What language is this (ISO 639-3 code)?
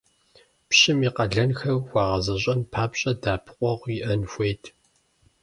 kbd